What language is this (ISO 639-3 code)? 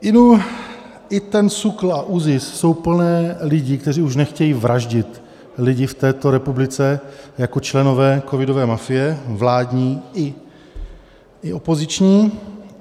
ces